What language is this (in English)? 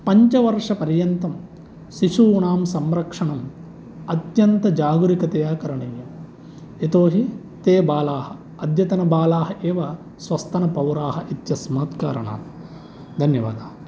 Sanskrit